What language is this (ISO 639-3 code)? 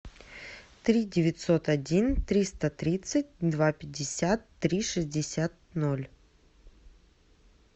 rus